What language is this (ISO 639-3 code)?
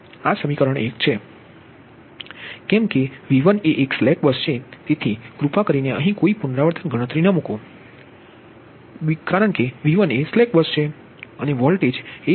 guj